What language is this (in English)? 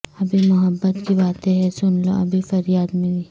Urdu